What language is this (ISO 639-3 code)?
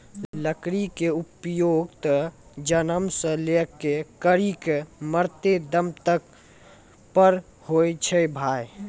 mai